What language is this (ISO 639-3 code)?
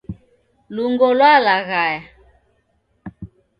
dav